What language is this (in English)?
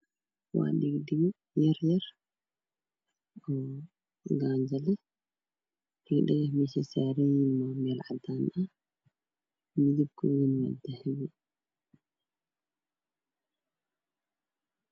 Somali